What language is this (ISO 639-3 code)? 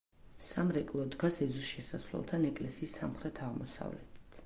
kat